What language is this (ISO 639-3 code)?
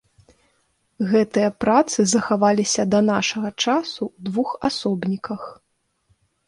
bel